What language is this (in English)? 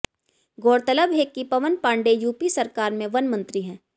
Hindi